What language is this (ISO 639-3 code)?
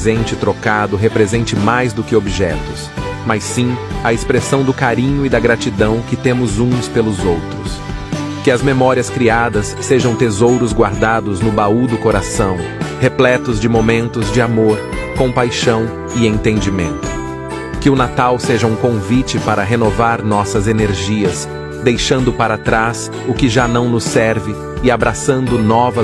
por